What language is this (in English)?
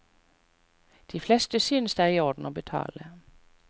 Norwegian